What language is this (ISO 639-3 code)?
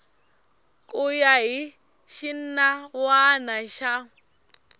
tso